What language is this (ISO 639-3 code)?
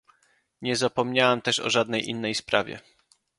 pol